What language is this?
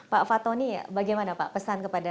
Indonesian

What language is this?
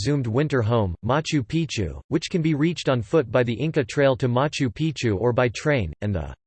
English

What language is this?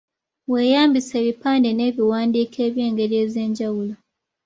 Ganda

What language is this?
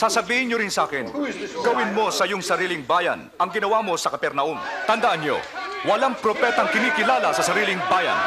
Filipino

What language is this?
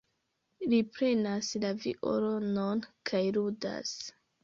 Esperanto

